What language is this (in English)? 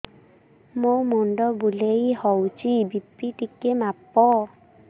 Odia